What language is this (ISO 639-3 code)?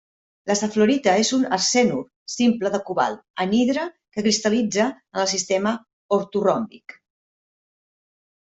cat